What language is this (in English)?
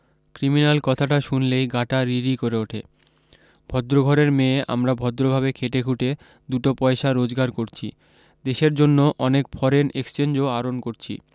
Bangla